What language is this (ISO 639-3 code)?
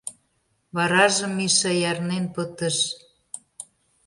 chm